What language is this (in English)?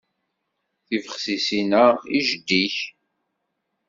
Kabyle